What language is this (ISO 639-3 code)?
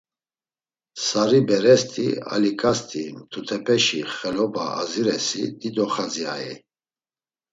lzz